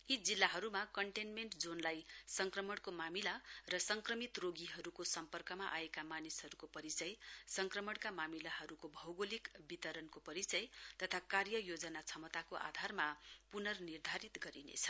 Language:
Nepali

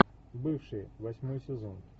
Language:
Russian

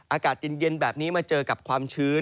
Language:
Thai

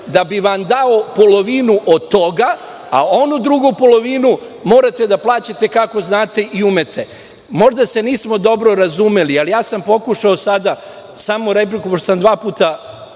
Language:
Serbian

